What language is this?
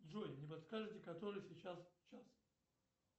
Russian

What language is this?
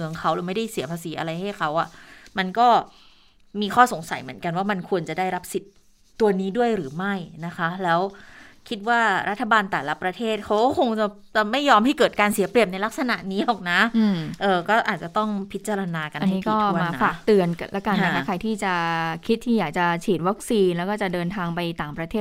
Thai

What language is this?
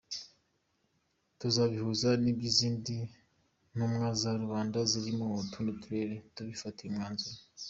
Kinyarwanda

